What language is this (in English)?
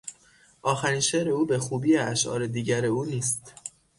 Persian